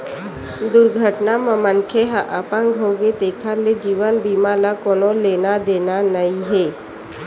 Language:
Chhattisgarhi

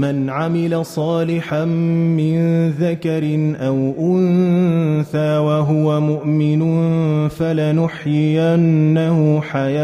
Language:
Arabic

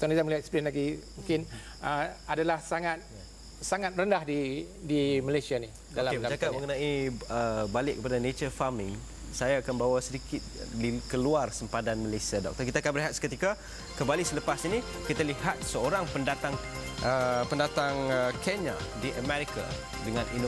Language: Malay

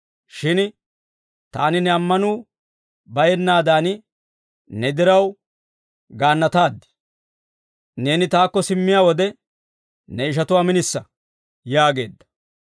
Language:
Dawro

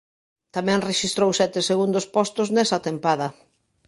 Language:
Galician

